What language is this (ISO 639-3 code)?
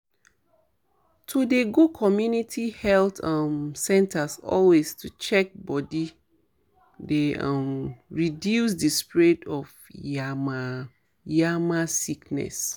pcm